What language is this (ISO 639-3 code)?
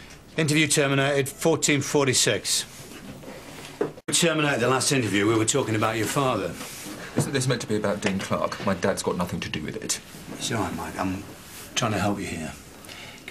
eng